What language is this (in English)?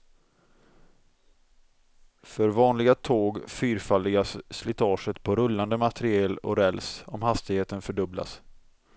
Swedish